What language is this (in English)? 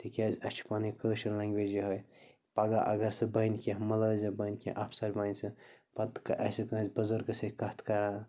Kashmiri